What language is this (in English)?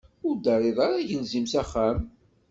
Kabyle